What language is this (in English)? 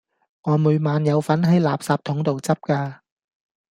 Cantonese